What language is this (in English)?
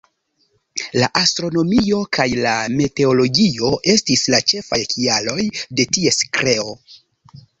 Esperanto